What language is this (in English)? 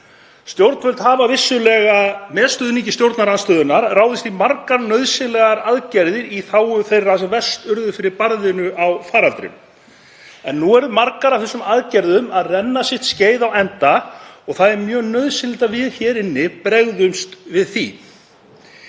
Icelandic